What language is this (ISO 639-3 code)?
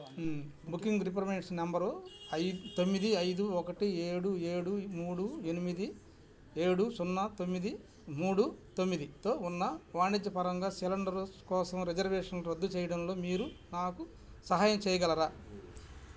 tel